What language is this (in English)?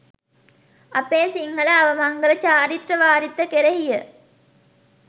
Sinhala